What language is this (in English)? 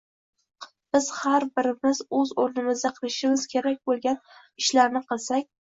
Uzbek